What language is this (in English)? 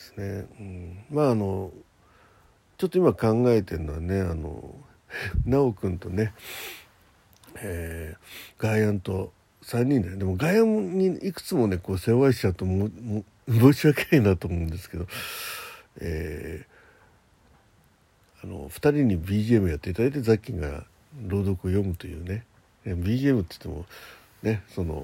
Japanese